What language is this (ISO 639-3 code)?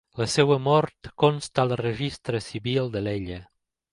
cat